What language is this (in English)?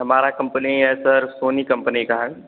Hindi